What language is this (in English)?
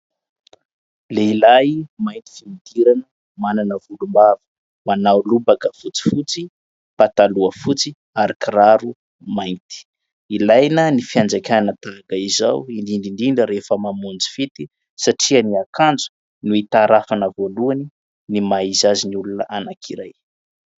Malagasy